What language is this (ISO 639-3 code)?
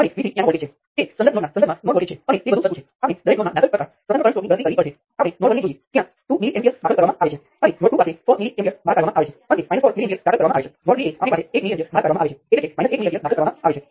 guj